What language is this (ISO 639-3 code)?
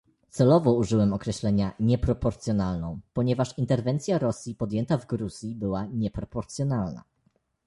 pol